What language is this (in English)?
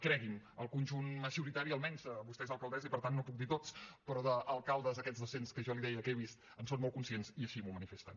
Catalan